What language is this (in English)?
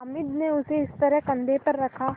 Hindi